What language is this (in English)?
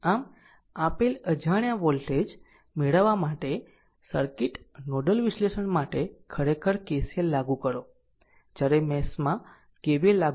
Gujarati